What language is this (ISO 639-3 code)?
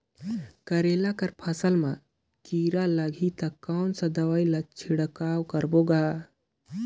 hne